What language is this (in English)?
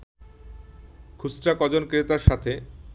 Bangla